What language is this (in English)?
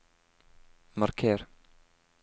Norwegian